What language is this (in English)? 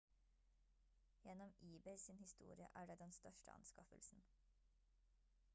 Norwegian Bokmål